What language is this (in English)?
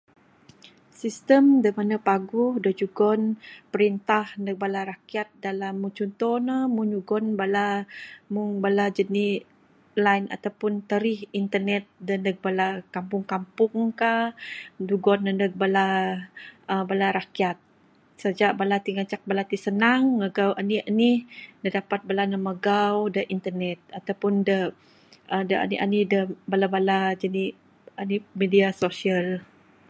Bukar-Sadung Bidayuh